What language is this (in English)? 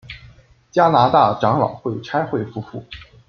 Chinese